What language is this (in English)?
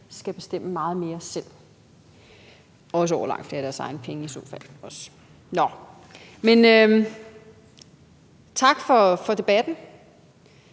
Danish